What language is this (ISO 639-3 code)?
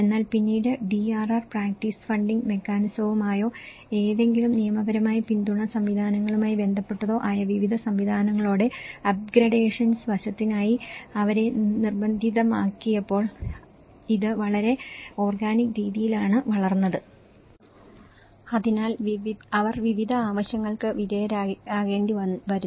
mal